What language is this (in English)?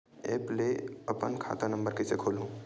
Chhattisgarhi